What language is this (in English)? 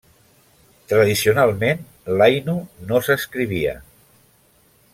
Catalan